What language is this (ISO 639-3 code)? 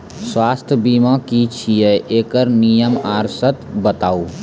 mai